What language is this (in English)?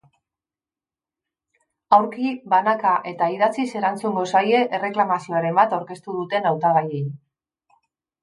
Basque